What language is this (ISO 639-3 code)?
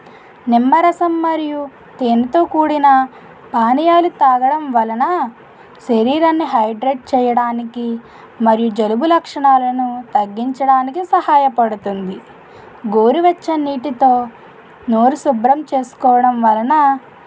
tel